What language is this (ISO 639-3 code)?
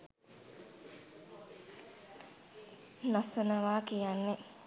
sin